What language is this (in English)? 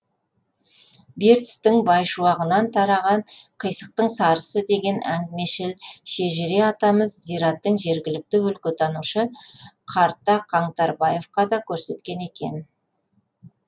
Kazakh